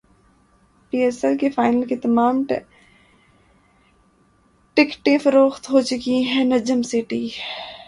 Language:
Urdu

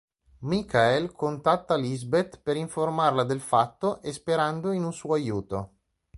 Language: Italian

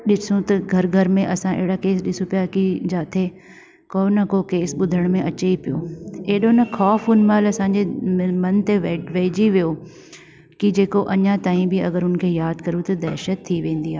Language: Sindhi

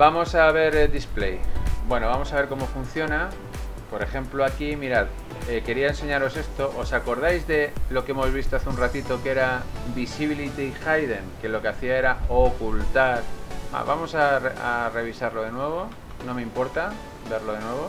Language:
Spanish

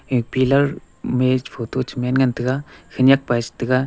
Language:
Wancho Naga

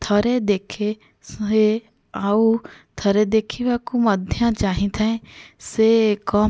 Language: Odia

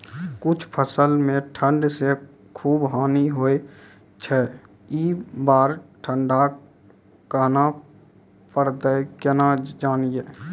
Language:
Maithili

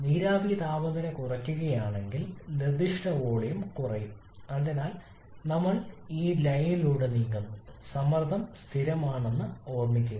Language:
Malayalam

